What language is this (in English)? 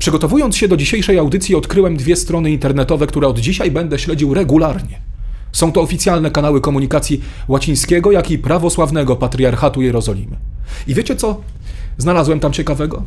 Polish